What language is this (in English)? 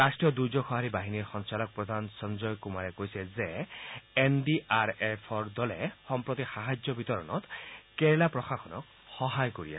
Assamese